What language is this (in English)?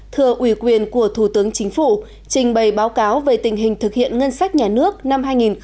Vietnamese